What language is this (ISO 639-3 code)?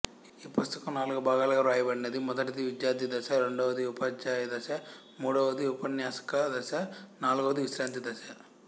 tel